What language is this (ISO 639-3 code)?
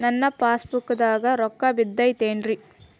kan